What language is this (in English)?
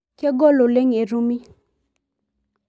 Masai